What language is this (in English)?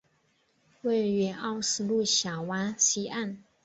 Chinese